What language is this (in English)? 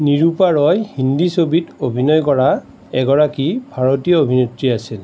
Assamese